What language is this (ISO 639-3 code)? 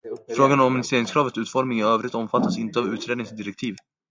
swe